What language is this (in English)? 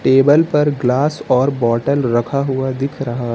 Hindi